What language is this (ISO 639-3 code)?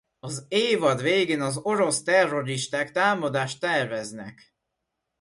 hun